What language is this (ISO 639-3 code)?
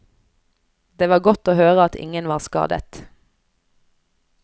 nor